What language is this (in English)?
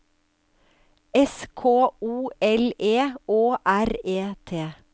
Norwegian